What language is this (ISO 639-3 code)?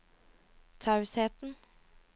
nor